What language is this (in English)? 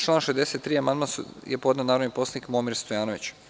Serbian